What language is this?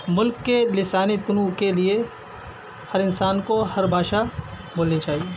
Urdu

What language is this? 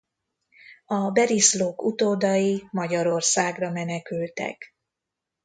Hungarian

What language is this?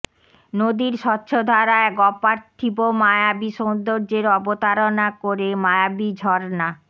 Bangla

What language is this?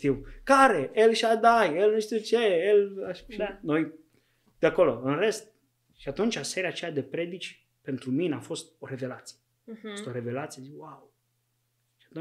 Romanian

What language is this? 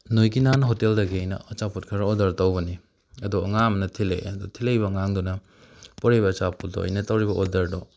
Manipuri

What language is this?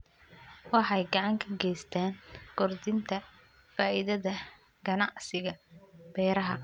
Somali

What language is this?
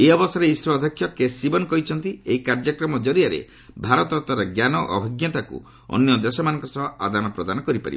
Odia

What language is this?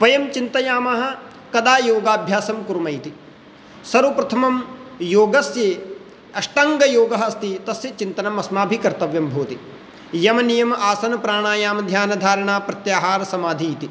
Sanskrit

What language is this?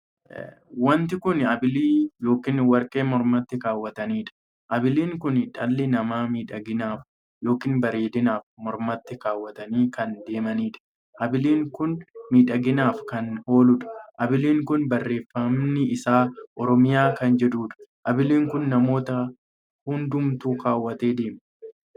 Oromo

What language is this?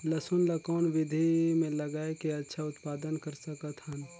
Chhattisgarhi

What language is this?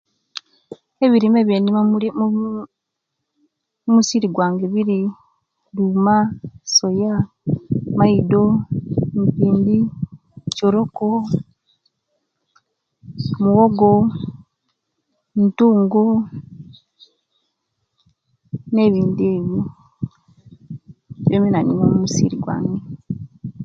Kenyi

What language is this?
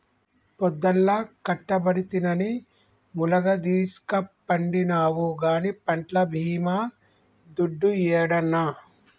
Telugu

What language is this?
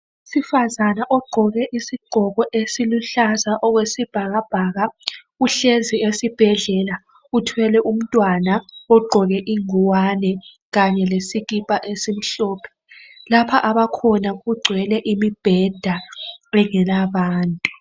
North Ndebele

